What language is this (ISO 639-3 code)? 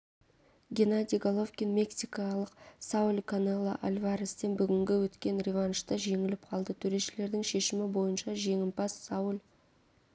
kaz